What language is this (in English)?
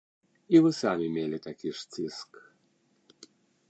Belarusian